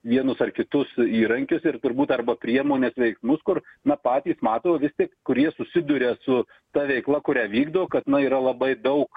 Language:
Lithuanian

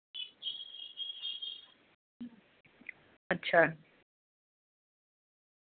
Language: Dogri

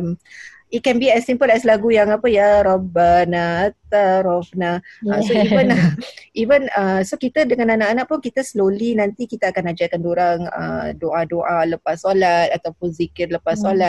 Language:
Malay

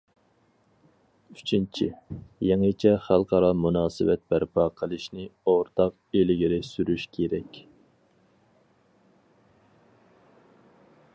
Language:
Uyghur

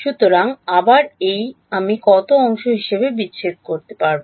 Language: Bangla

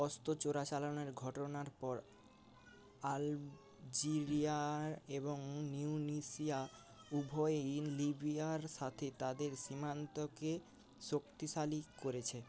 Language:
Bangla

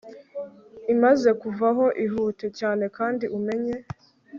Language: Kinyarwanda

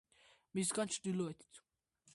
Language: Georgian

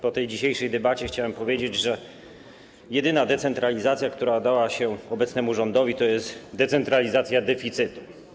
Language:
Polish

